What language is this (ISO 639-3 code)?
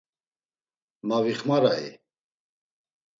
lzz